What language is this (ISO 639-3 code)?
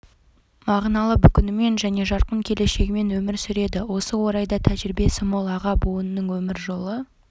kaz